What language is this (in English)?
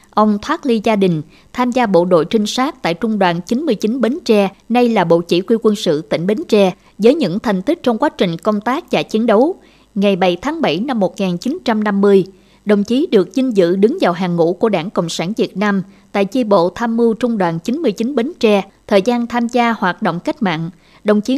Vietnamese